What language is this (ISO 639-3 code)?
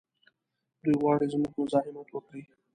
pus